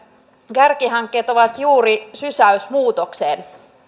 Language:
Finnish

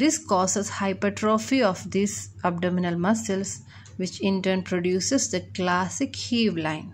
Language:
English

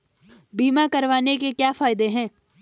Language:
Hindi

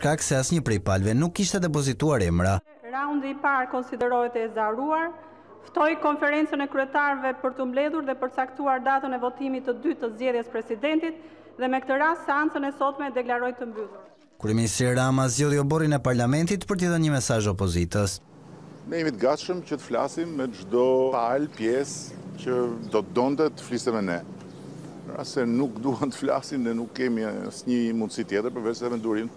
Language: Romanian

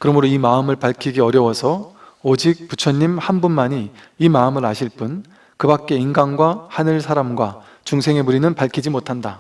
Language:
Korean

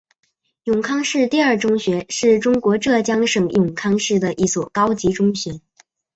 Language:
Chinese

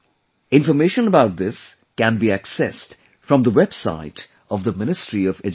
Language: English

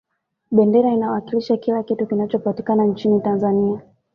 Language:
Swahili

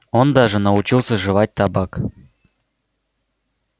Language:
Russian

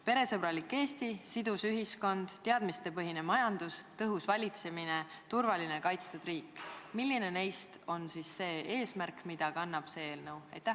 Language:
Estonian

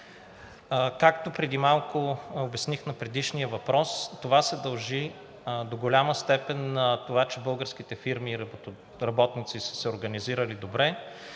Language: Bulgarian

